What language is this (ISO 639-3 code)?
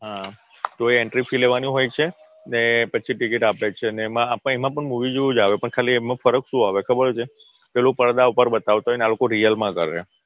guj